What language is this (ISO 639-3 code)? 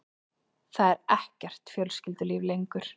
isl